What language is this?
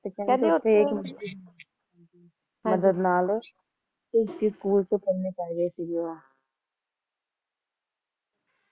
Punjabi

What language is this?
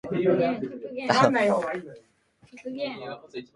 Japanese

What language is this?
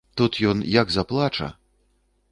Belarusian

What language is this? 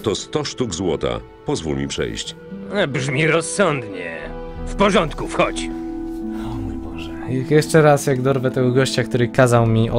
Polish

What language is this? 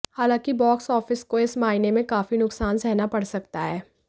Hindi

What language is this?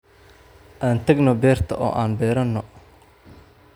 Somali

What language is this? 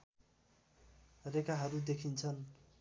Nepali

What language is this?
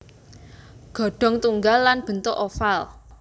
Javanese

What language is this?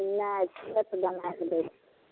Maithili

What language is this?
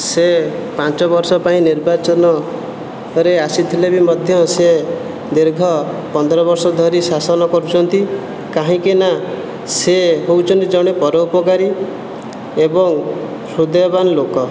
Odia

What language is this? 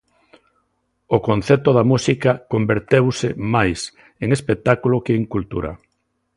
Galician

